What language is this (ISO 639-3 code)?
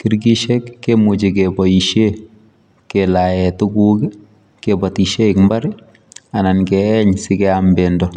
kln